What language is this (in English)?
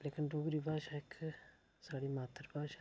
Dogri